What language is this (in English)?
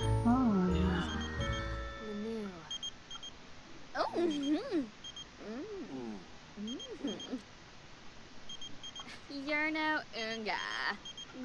German